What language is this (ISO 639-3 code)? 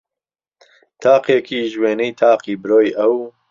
ckb